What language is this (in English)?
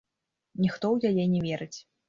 Belarusian